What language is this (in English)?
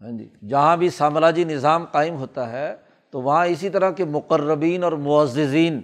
Urdu